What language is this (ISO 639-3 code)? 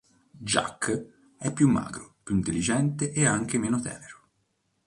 ita